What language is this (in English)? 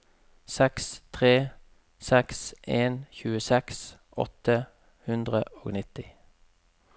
Norwegian